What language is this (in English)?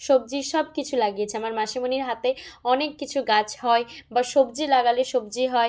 Bangla